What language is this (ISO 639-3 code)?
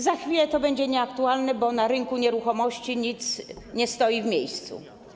pol